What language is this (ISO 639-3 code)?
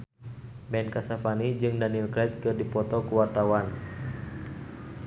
sun